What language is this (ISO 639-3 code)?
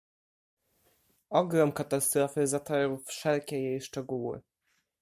pol